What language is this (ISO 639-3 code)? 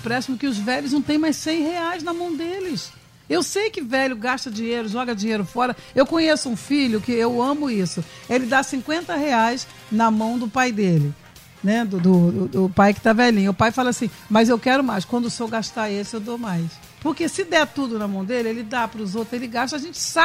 por